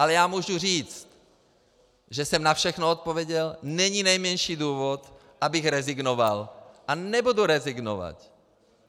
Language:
Czech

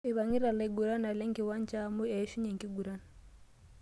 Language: Masai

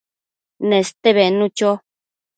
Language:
Matsés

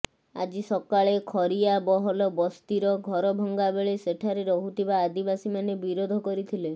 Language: Odia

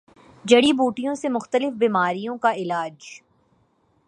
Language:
Urdu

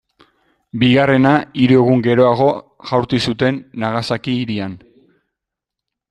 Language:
Basque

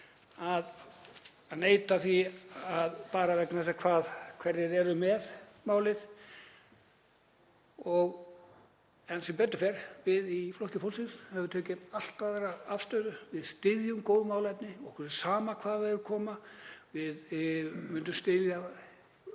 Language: Icelandic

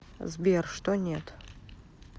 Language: Russian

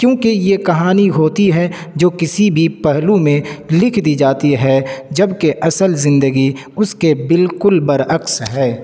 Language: Urdu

